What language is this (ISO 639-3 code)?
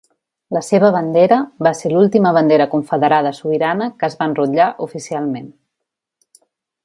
cat